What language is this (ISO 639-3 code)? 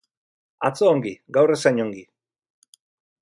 eus